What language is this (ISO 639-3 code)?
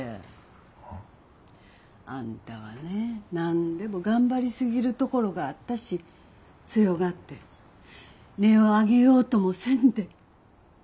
jpn